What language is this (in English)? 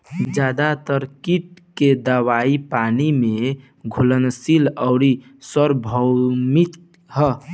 Bhojpuri